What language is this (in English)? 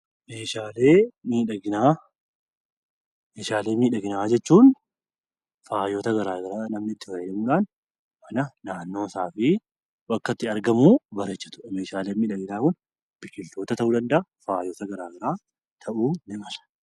Oromo